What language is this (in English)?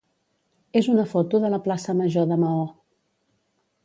Catalan